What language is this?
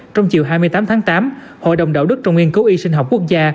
Vietnamese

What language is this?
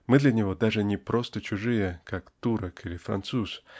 Russian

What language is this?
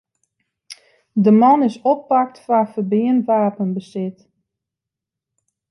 Western Frisian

